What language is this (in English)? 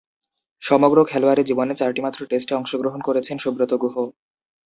Bangla